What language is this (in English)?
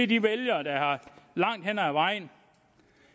Danish